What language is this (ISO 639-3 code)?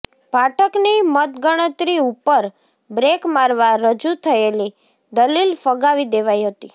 guj